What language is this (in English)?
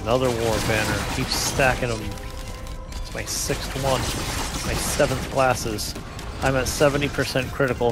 English